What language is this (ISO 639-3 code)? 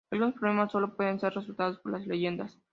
spa